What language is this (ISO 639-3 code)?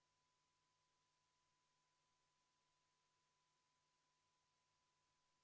est